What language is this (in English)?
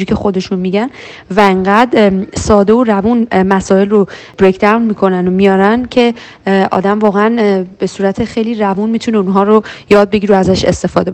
Persian